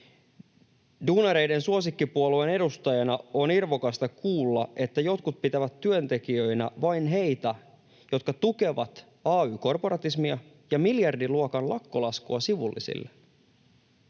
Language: Finnish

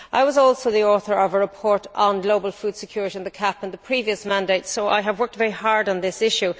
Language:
English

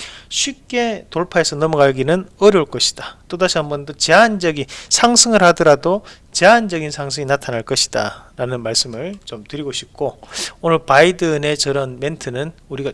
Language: Korean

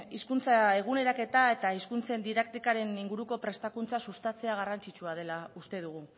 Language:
Basque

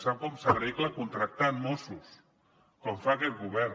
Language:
Catalan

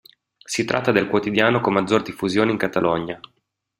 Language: Italian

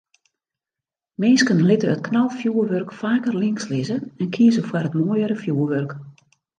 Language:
Western Frisian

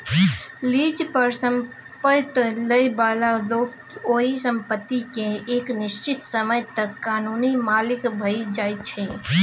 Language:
Maithili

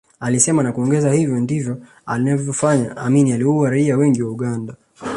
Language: Swahili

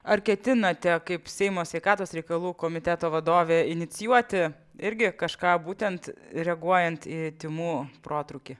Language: Lithuanian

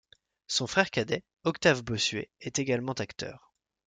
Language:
French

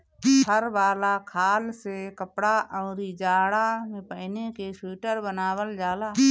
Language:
Bhojpuri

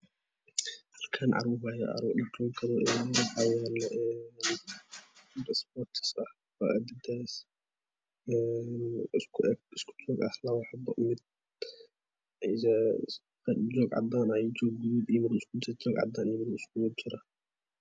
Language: Somali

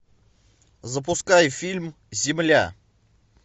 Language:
Russian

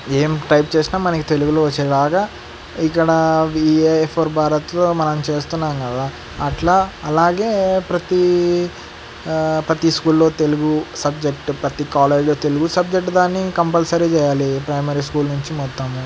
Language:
Telugu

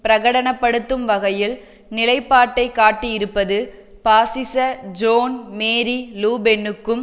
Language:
Tamil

